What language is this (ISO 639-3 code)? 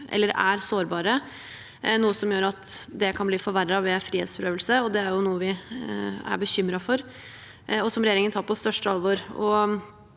nor